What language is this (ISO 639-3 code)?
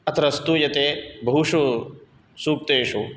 san